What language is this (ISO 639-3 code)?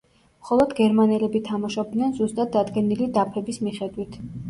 kat